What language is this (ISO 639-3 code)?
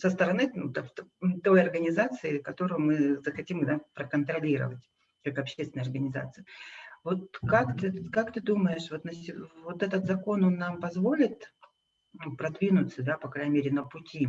rus